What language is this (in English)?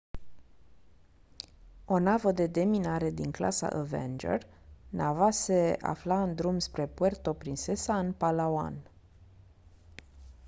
Romanian